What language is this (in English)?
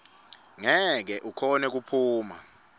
Swati